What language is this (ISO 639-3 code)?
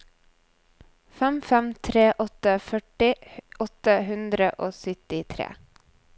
nor